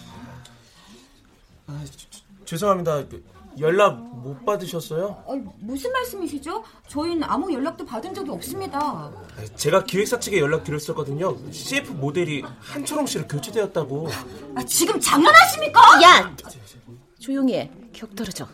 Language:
Korean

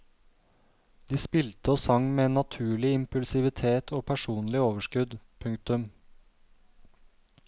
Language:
Norwegian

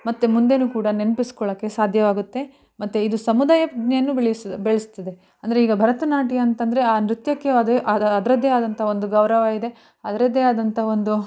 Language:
Kannada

